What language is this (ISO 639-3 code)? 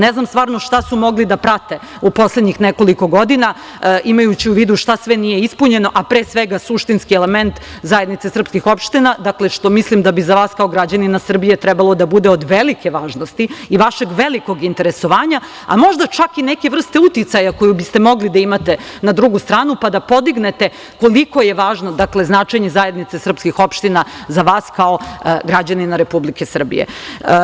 srp